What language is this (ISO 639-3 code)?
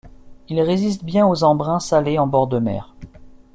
fra